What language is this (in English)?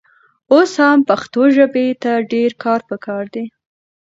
Pashto